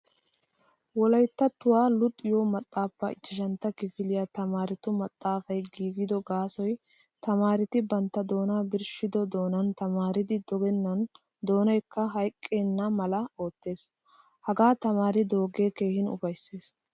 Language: Wolaytta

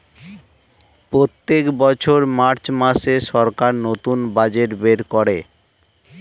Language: Bangla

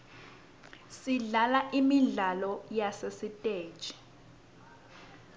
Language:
Swati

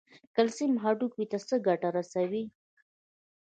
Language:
Pashto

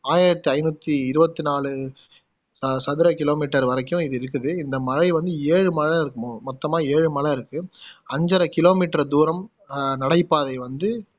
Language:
Tamil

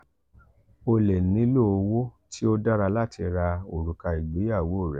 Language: Yoruba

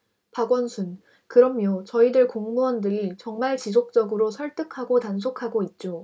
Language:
Korean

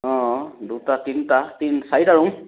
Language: Assamese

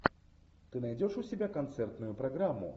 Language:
Russian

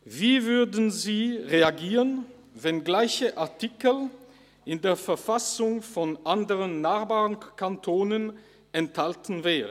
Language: Swiss German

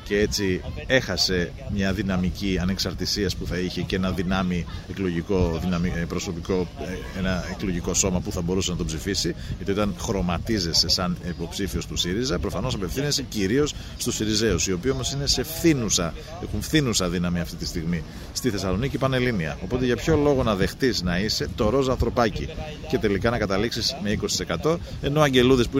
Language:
Greek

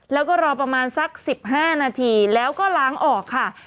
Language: Thai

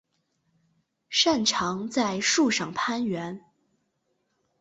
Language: Chinese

